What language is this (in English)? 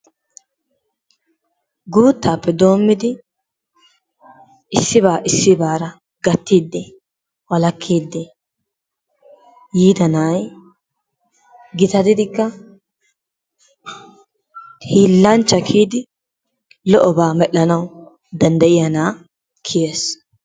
Wolaytta